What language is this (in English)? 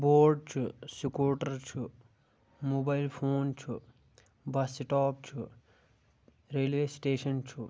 Kashmiri